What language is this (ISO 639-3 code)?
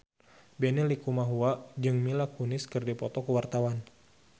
sun